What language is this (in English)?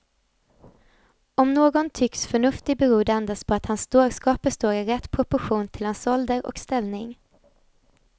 Swedish